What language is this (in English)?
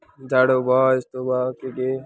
Nepali